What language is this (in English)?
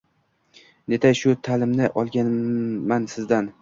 Uzbek